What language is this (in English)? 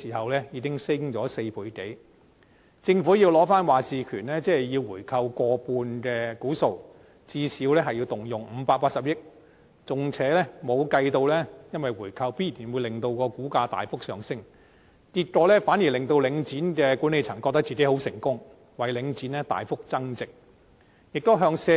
Cantonese